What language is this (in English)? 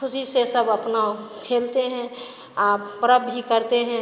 Hindi